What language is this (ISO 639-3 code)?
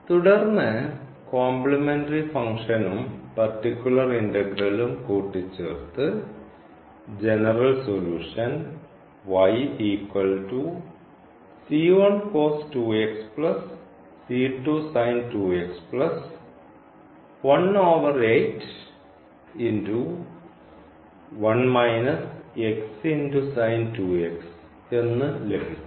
mal